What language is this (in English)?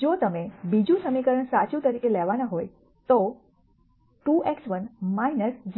Gujarati